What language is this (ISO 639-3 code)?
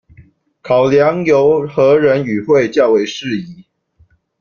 zho